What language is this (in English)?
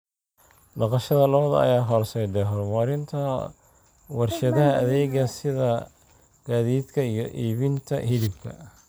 Somali